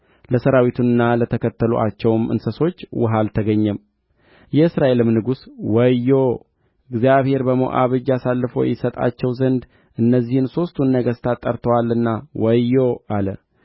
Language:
Amharic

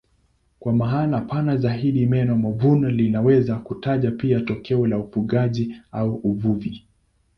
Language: Swahili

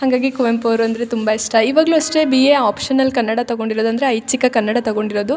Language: Kannada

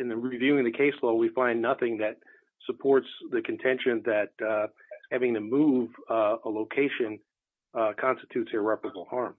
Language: English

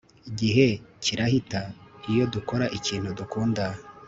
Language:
Kinyarwanda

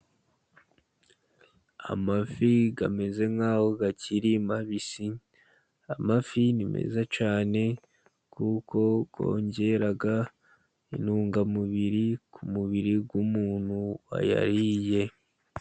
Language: Kinyarwanda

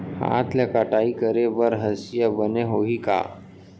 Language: Chhattisgarhi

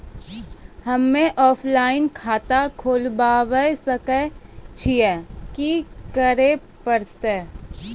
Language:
Maithili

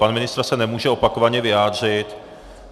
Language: Czech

